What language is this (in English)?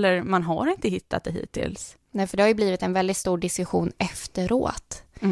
Swedish